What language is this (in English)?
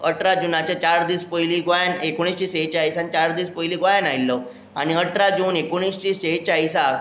Konkani